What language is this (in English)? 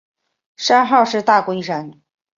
Chinese